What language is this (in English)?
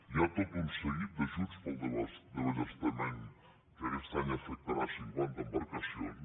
Catalan